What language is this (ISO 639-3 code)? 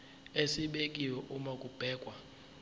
zul